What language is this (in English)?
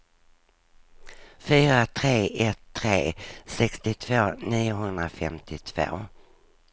Swedish